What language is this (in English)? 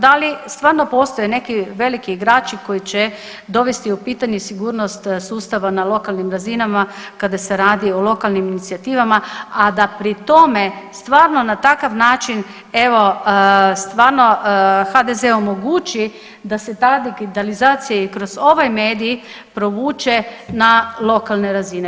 Croatian